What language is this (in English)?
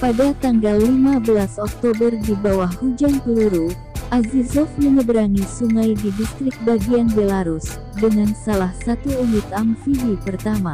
Indonesian